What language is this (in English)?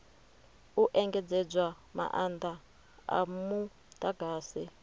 Venda